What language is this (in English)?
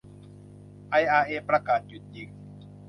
Thai